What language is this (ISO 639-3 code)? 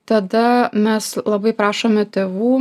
lit